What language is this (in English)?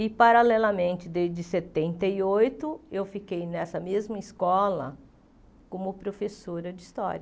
Portuguese